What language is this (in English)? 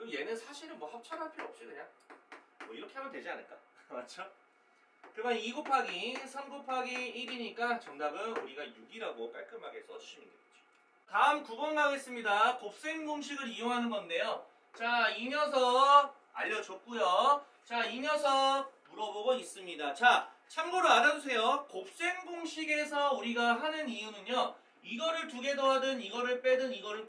Korean